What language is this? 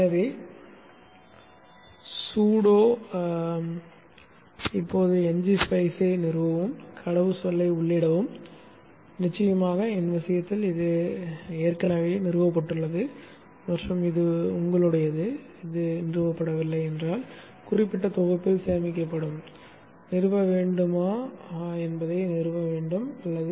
Tamil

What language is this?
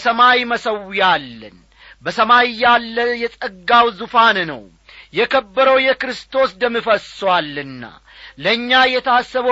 Amharic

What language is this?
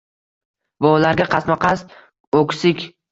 Uzbek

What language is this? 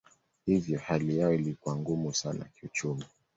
Swahili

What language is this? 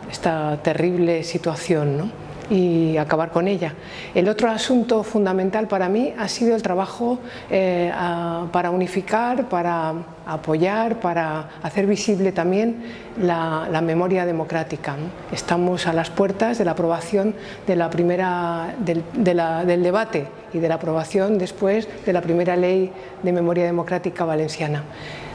Spanish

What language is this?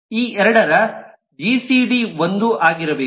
Kannada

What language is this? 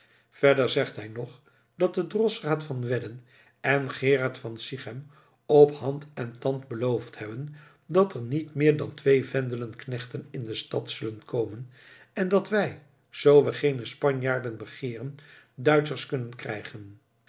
Dutch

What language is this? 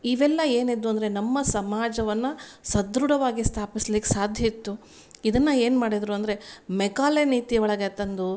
Kannada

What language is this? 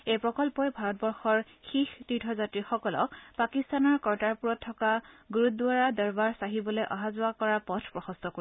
Assamese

